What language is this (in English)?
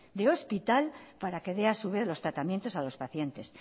Spanish